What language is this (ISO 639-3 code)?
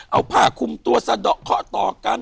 tha